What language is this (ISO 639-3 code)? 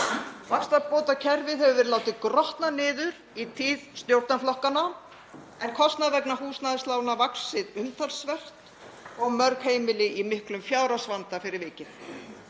isl